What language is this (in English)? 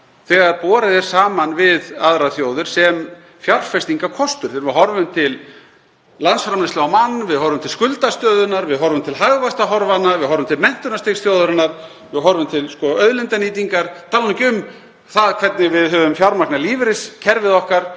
Icelandic